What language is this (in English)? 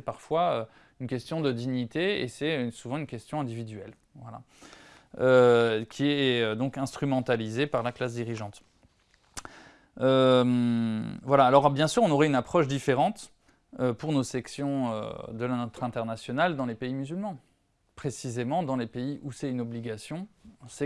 French